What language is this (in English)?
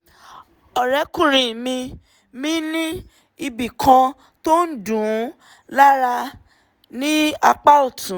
Yoruba